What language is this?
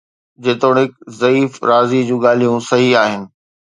Sindhi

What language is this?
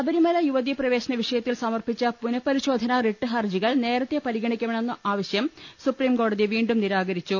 Malayalam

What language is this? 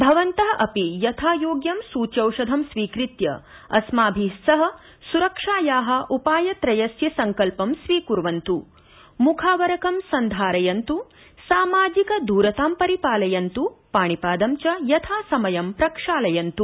Sanskrit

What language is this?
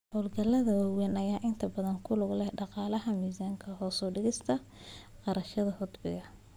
Somali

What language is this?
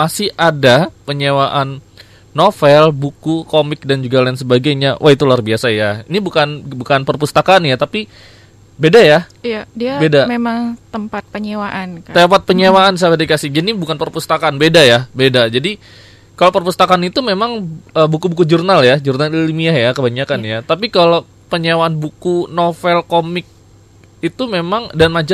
Indonesian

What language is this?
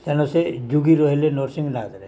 Odia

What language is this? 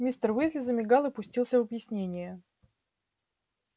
Russian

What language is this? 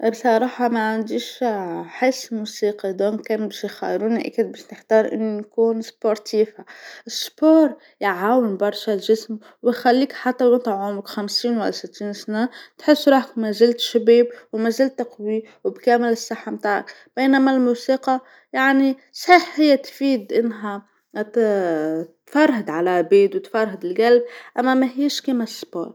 Tunisian Arabic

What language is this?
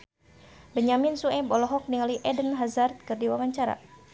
Sundanese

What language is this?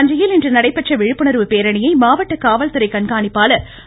Tamil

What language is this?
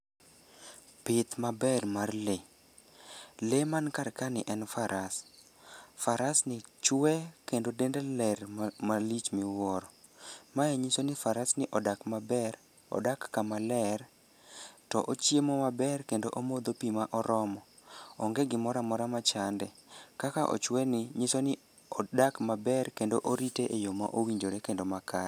Luo (Kenya and Tanzania)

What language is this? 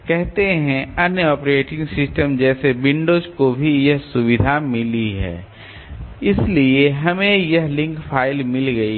Hindi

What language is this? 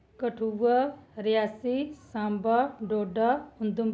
Dogri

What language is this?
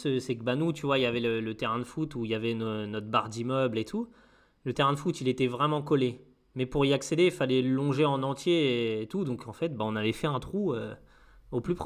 French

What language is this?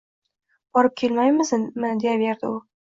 Uzbek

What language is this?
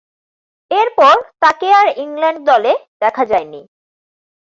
Bangla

